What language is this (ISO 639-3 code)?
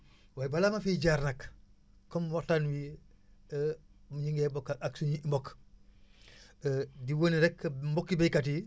wol